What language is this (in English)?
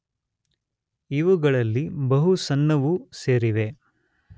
Kannada